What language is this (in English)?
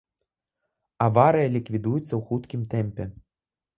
Belarusian